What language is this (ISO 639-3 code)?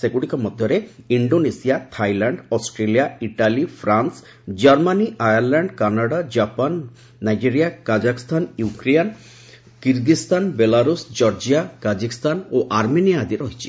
ori